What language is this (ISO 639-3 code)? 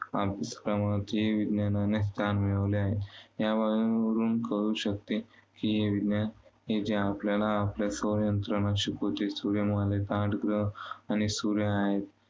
mar